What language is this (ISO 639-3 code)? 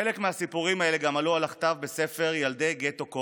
heb